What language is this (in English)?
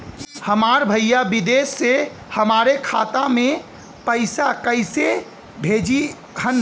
Bhojpuri